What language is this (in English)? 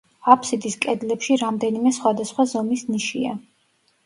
Georgian